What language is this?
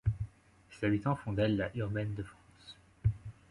French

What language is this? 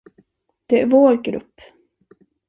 Swedish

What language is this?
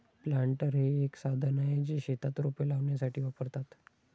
Marathi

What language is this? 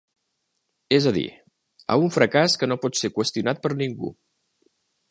Catalan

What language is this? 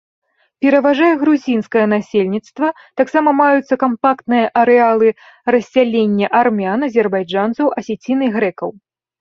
Belarusian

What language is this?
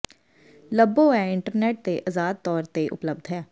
Punjabi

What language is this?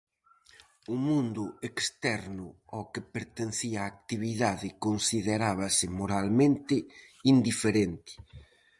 Galician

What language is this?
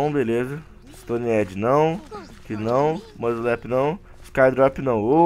Portuguese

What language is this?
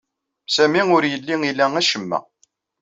Kabyle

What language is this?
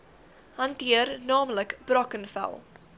Afrikaans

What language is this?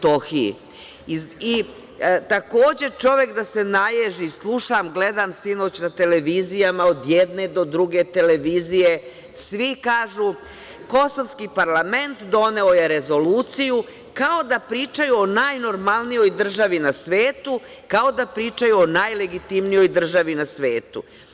Serbian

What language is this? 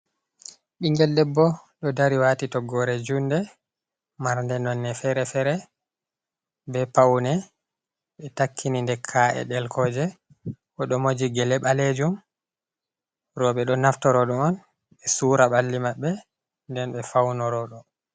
Fula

